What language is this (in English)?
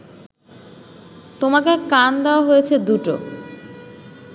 Bangla